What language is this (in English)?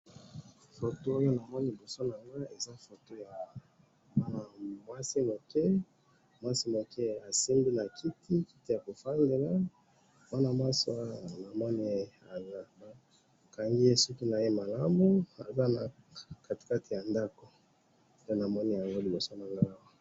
Lingala